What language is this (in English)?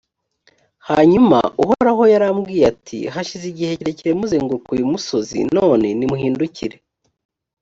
Kinyarwanda